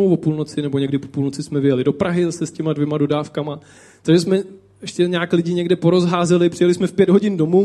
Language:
Czech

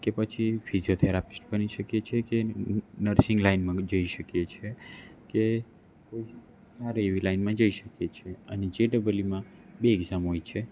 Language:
Gujarati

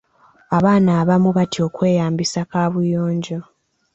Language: Ganda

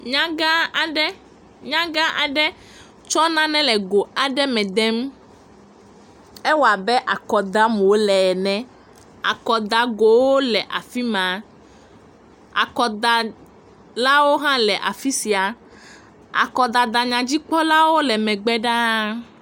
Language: Ewe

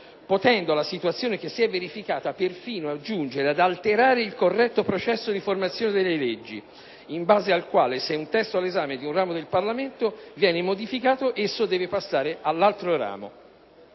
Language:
Italian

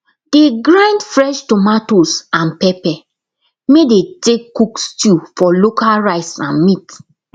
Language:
Nigerian Pidgin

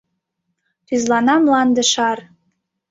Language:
Mari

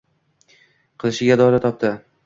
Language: Uzbek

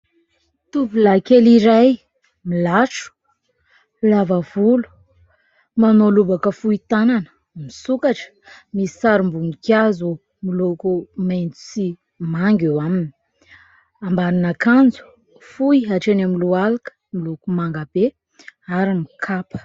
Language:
Malagasy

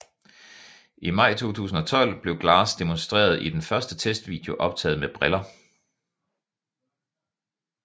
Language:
Danish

